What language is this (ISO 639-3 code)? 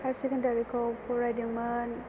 brx